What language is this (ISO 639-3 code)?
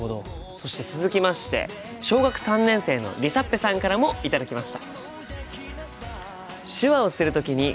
jpn